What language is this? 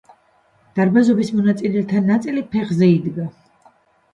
Georgian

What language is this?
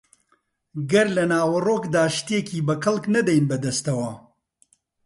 Central Kurdish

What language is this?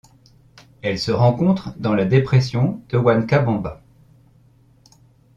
French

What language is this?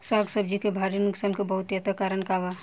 Bhojpuri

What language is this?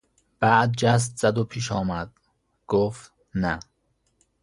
Persian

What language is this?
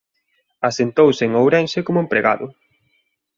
Galician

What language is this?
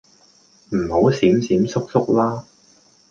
Cantonese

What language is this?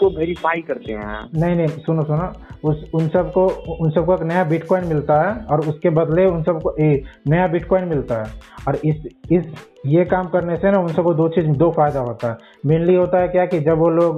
Hindi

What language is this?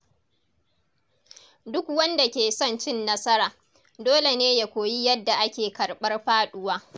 Hausa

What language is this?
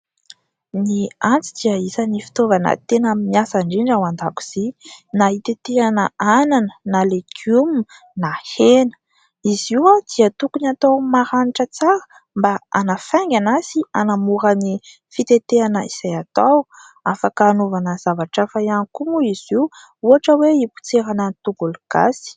Malagasy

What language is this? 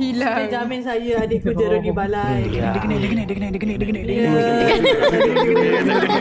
Malay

